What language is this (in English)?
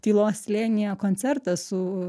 Lithuanian